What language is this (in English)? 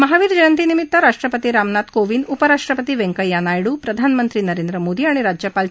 Marathi